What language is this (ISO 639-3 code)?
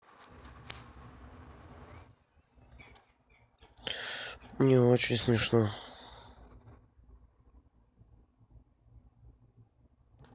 rus